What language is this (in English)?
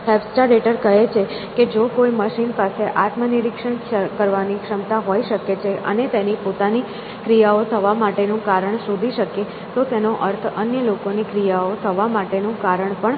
Gujarati